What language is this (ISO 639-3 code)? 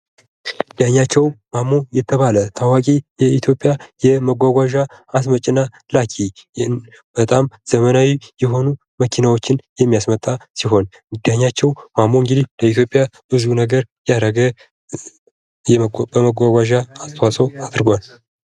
amh